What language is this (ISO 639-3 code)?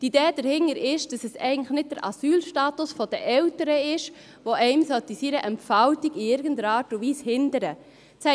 gsw